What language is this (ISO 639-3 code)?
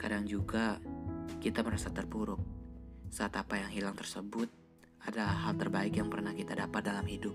ind